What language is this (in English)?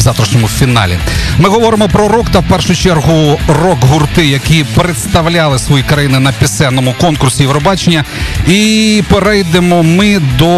Ukrainian